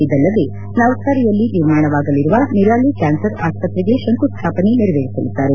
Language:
Kannada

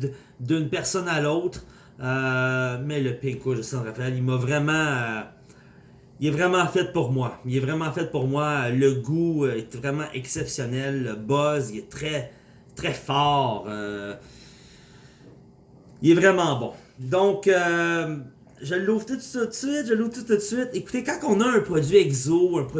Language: French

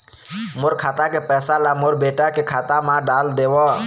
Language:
Chhattisgarhi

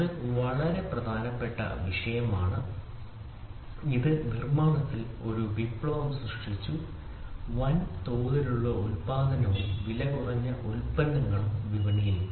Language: Malayalam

